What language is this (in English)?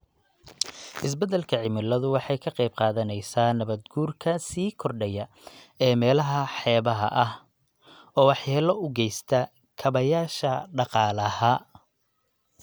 Somali